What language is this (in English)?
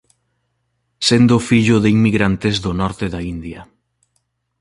Galician